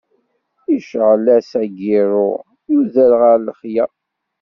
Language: Kabyle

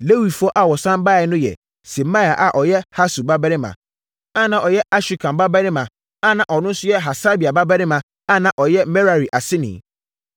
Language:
Akan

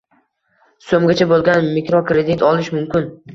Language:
Uzbek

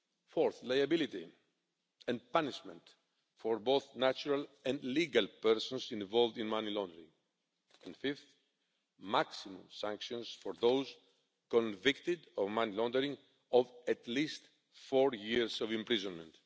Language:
English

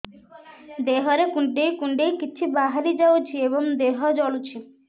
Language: Odia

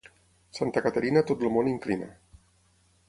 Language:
Catalan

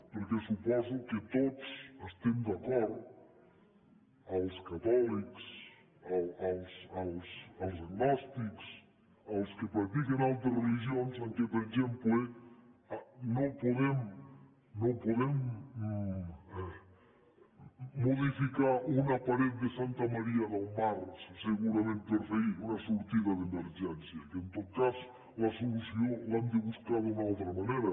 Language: Catalan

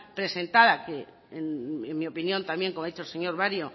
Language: Spanish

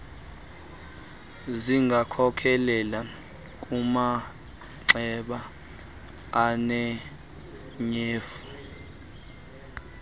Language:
Xhosa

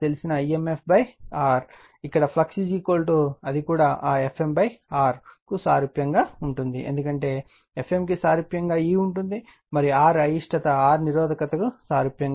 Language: Telugu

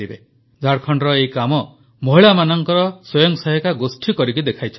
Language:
Odia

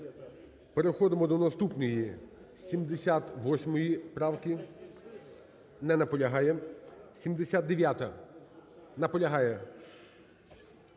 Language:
Ukrainian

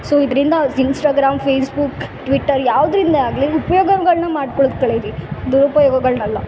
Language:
Kannada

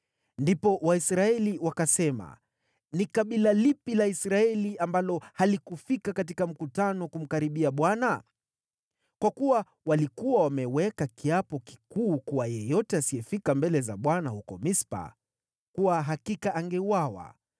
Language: Swahili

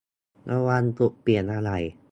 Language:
Thai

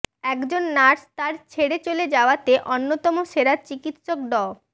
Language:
Bangla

